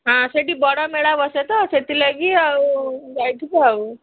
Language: Odia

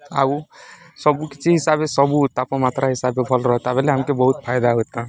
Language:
Odia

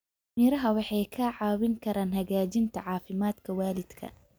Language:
Somali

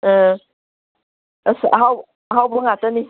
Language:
Manipuri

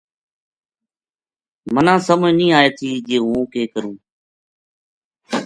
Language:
Gujari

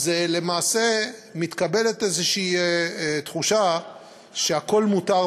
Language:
Hebrew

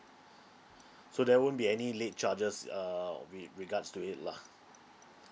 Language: English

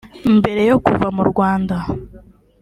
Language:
Kinyarwanda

